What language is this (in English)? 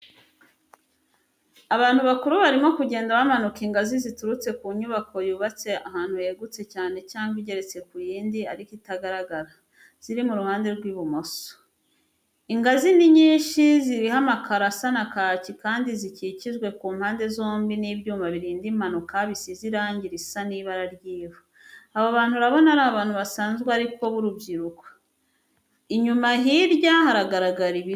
Kinyarwanda